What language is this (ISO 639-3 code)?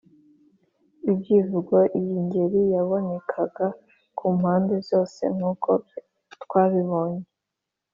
kin